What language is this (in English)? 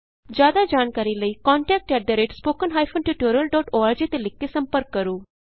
Punjabi